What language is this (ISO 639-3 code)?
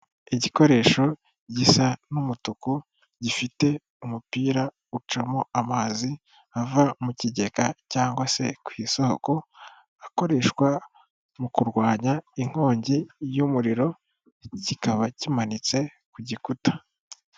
kin